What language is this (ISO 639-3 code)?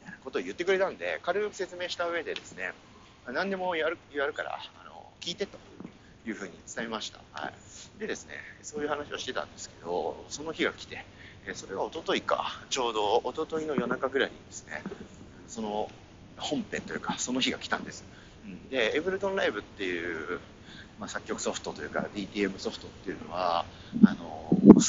jpn